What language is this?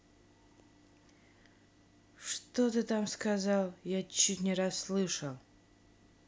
Russian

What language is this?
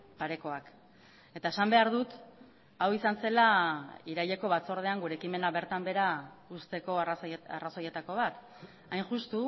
Basque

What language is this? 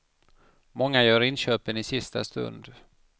Swedish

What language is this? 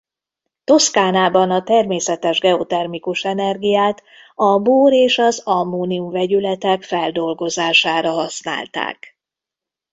Hungarian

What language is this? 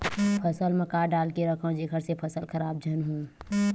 Chhattisgarhi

